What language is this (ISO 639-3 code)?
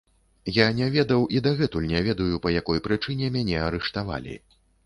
bel